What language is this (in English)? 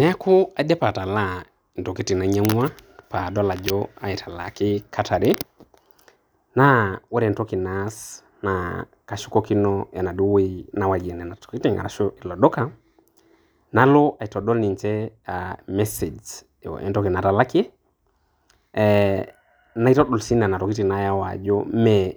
Masai